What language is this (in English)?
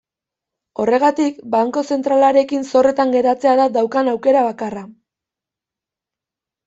Basque